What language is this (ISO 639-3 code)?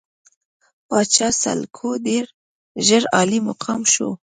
pus